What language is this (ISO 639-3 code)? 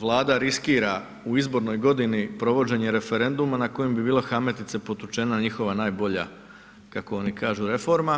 hrv